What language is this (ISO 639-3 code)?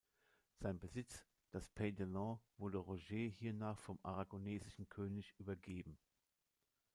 deu